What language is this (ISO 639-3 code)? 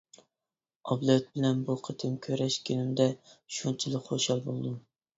uig